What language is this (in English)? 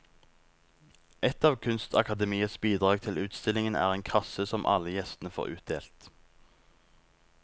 Norwegian